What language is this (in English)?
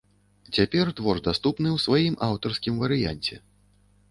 Belarusian